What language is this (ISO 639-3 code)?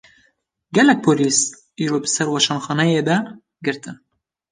kur